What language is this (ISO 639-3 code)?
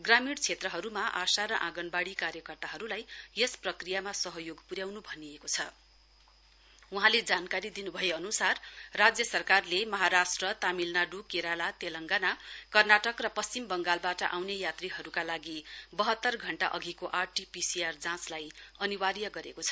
nep